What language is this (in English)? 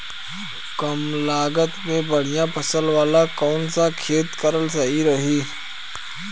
Bhojpuri